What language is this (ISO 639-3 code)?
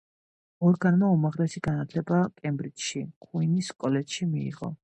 kat